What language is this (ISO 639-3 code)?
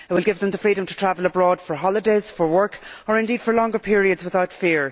eng